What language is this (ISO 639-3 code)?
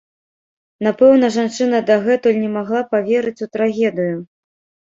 bel